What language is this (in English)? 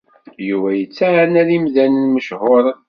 Kabyle